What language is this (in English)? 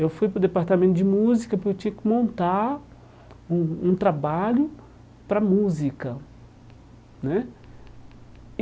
Portuguese